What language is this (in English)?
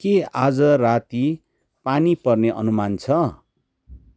Nepali